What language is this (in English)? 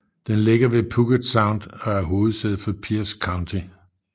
Danish